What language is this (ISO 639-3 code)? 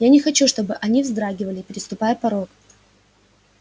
rus